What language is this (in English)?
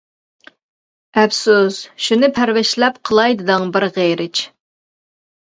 Uyghur